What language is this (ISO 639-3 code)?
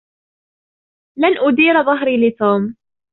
ara